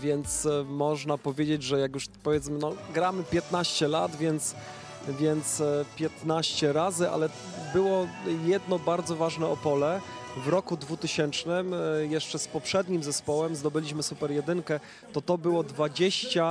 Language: Polish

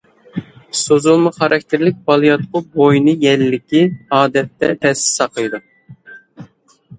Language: Uyghur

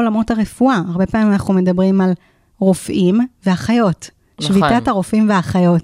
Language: Hebrew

